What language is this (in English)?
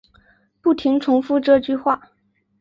Chinese